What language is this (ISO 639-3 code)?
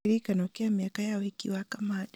kik